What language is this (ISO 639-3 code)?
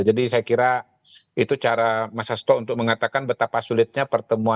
ind